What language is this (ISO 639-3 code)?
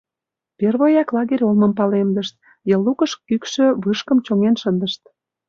chm